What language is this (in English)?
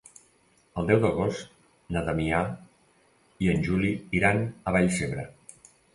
Catalan